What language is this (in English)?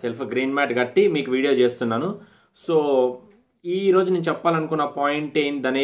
Hindi